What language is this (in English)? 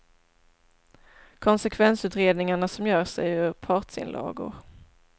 Swedish